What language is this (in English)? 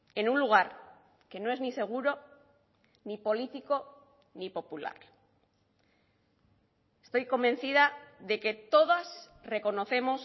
Spanish